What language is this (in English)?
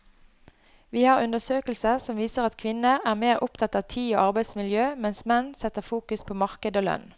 Norwegian